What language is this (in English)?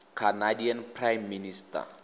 Tswana